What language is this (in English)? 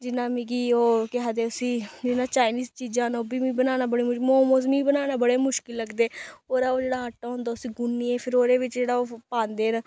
Dogri